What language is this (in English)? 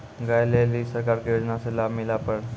Maithili